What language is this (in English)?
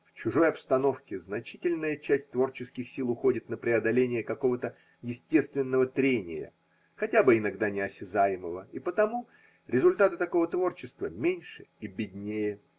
Russian